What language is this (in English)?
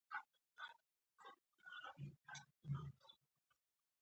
Pashto